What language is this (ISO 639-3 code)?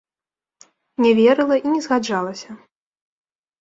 bel